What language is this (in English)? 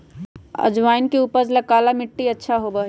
Magahi